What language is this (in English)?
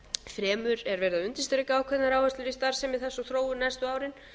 Icelandic